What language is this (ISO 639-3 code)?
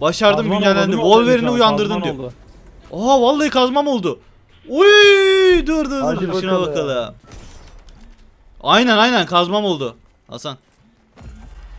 tur